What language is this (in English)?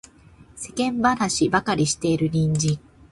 Japanese